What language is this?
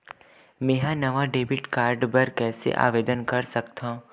Chhattisgarhi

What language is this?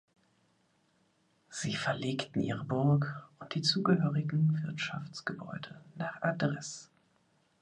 German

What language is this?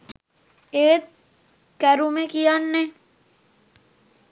Sinhala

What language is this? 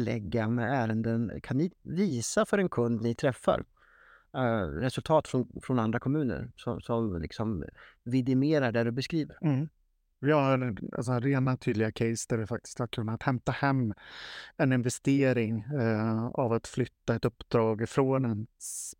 Swedish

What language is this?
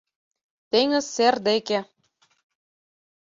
Mari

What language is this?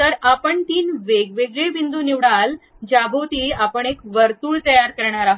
Marathi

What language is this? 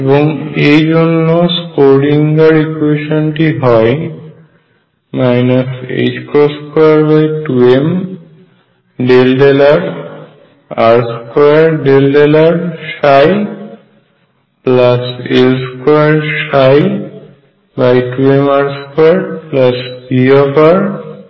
Bangla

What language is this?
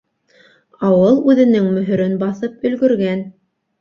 Bashkir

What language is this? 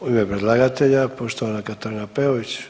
Croatian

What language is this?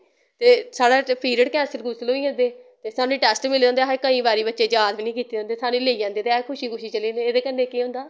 Dogri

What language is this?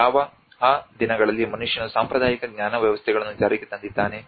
Kannada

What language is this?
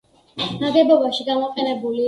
Georgian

